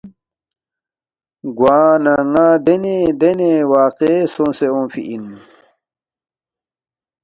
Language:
Balti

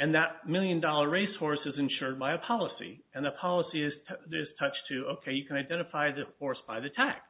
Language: English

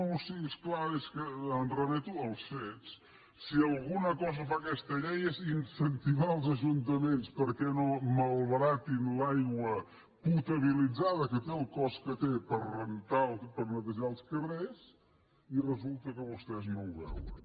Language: Catalan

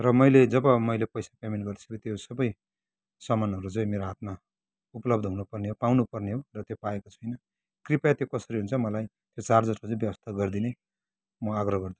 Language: Nepali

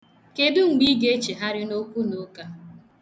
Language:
Igbo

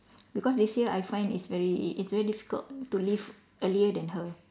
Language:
English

